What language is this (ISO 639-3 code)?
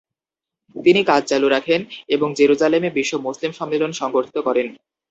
ben